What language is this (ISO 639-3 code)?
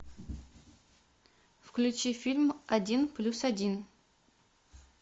rus